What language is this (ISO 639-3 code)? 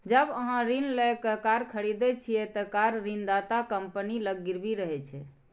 mai